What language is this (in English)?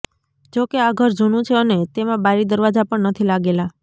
Gujarati